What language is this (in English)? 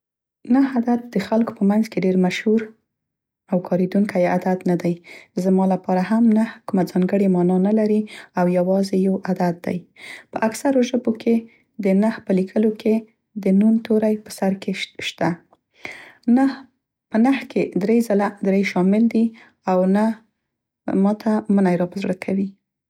Central Pashto